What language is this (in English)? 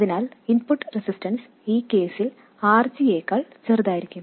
Malayalam